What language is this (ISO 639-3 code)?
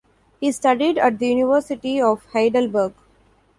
eng